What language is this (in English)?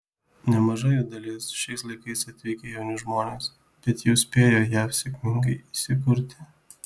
Lithuanian